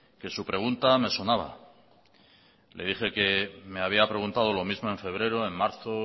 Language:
Spanish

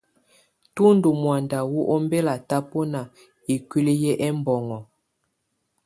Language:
Tunen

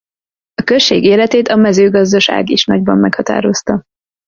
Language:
Hungarian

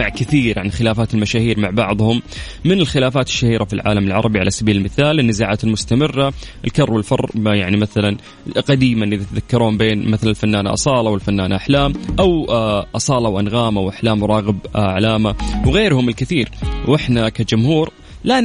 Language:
Arabic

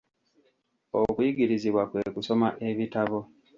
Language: Ganda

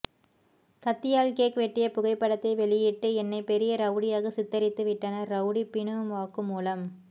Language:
Tamil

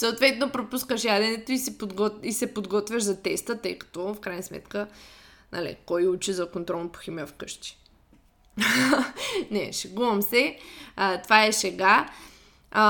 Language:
Bulgarian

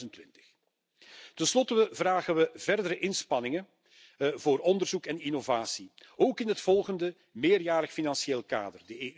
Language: Dutch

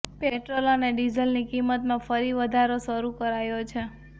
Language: Gujarati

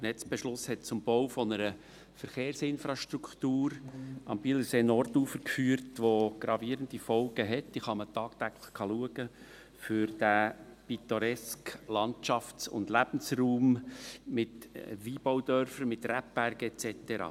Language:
Swiss German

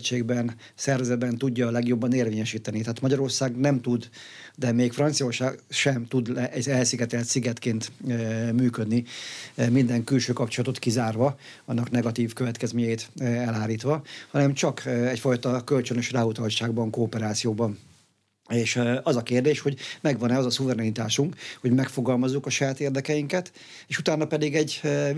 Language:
Hungarian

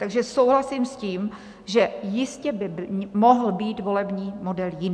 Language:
Czech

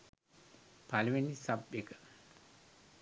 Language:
Sinhala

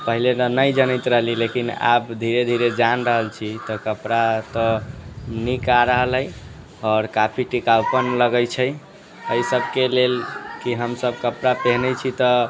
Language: Maithili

